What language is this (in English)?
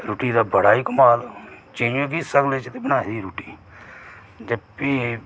Dogri